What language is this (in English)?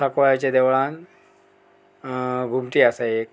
Konkani